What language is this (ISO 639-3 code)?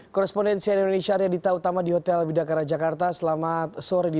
ind